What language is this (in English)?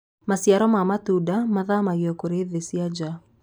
Kikuyu